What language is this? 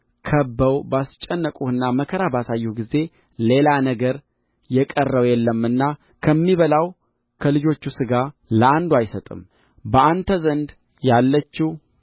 Amharic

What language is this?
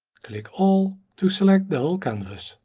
English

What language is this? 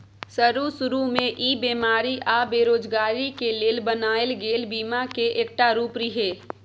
Maithili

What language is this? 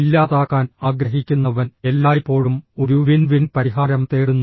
Malayalam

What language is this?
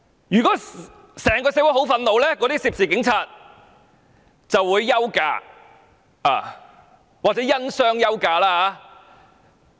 Cantonese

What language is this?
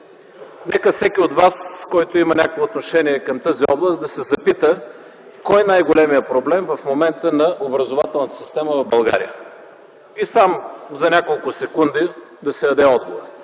Bulgarian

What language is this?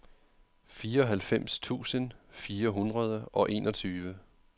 Danish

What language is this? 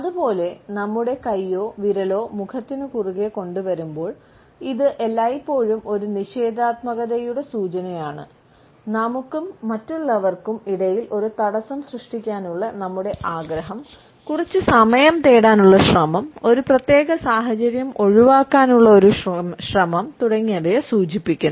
Malayalam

